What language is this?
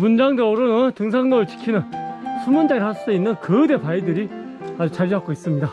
Korean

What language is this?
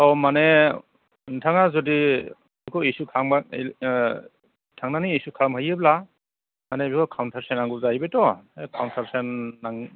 Bodo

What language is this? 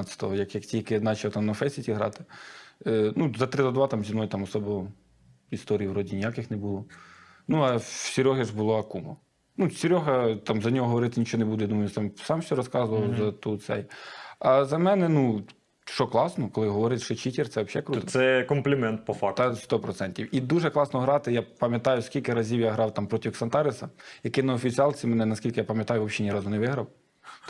Ukrainian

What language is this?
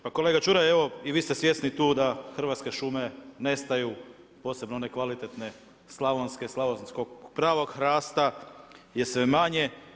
Croatian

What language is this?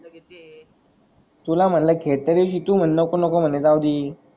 Marathi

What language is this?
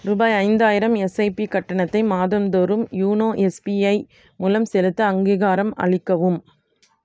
Tamil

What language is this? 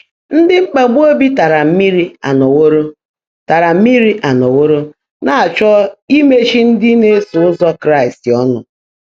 Igbo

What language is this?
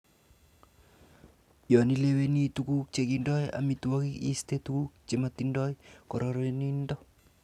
Kalenjin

